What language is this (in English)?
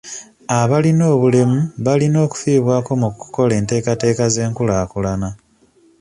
Ganda